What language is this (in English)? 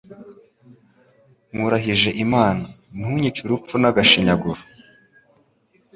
Kinyarwanda